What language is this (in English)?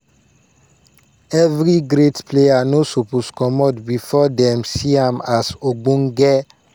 Nigerian Pidgin